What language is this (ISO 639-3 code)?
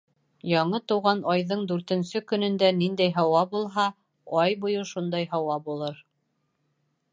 bak